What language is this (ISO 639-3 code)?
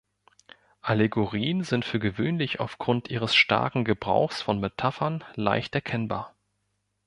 deu